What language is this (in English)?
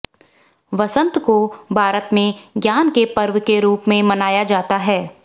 Hindi